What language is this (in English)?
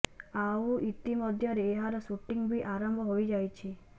Odia